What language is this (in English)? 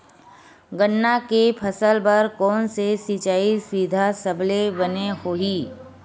Chhattisgarhi